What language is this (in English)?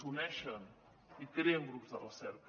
Catalan